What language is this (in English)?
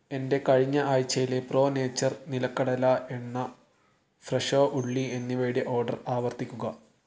Malayalam